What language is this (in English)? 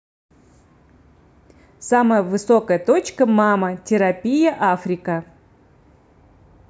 Russian